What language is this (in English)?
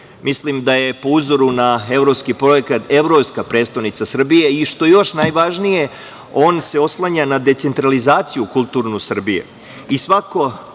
Serbian